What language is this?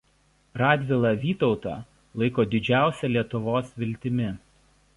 Lithuanian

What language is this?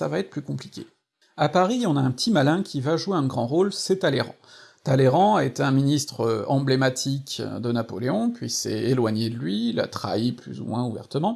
French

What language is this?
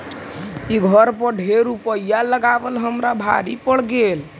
Magahi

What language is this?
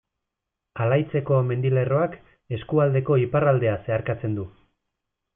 Basque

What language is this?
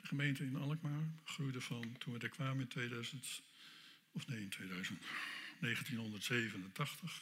Dutch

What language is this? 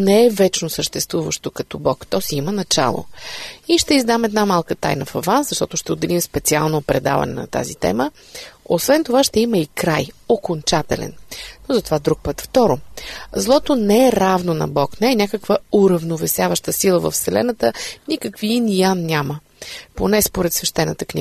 Bulgarian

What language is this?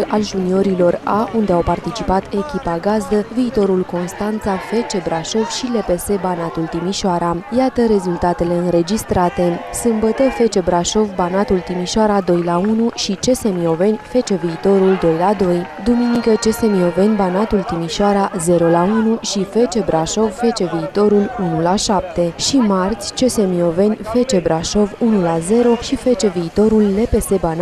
Romanian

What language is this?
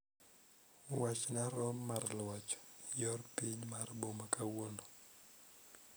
Luo (Kenya and Tanzania)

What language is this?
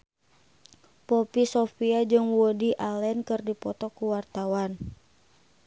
Sundanese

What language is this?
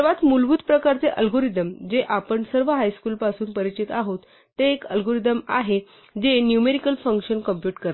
Marathi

